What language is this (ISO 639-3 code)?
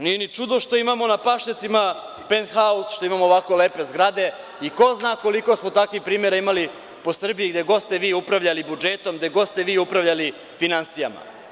srp